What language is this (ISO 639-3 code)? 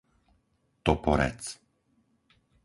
slk